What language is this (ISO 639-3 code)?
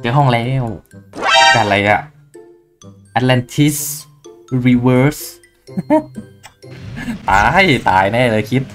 tha